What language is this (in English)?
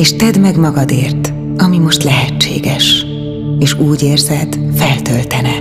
Hungarian